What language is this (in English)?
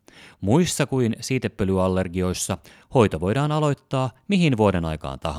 Finnish